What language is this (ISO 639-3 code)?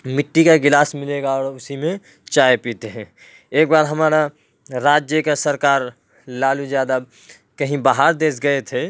urd